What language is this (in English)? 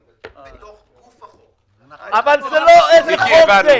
Hebrew